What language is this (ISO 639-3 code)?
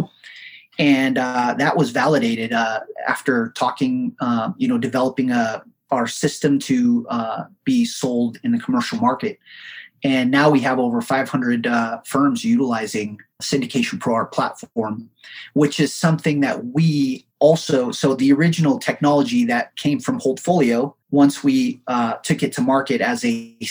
eng